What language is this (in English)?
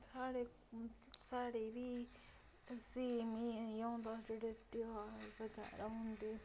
Dogri